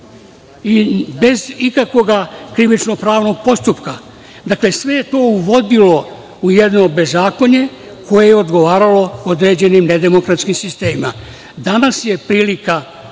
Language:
Serbian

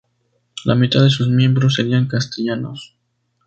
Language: Spanish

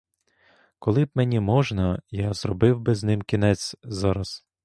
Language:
Ukrainian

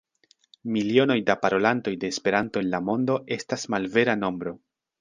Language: Esperanto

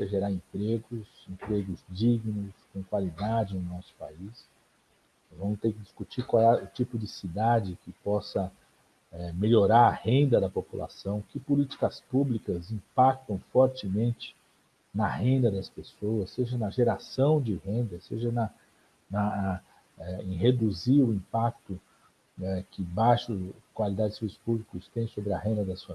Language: Portuguese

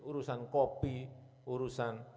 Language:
Indonesian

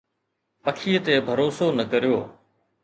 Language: Sindhi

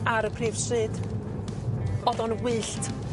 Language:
Welsh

